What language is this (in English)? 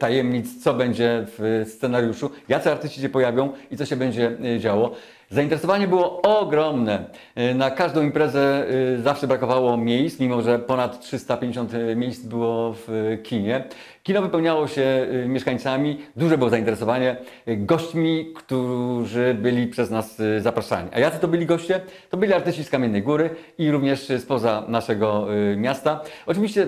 Polish